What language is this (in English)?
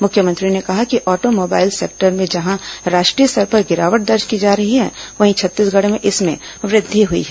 Hindi